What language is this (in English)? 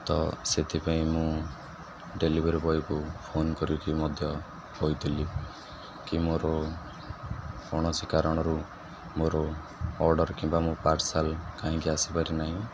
Odia